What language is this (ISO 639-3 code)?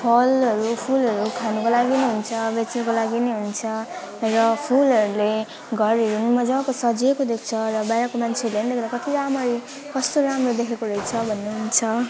nep